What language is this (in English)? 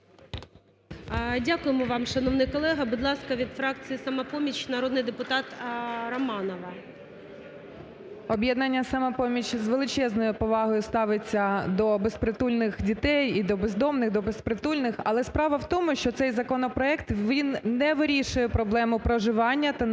Ukrainian